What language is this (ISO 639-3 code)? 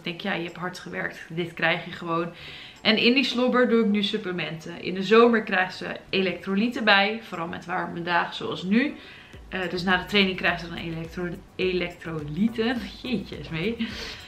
nld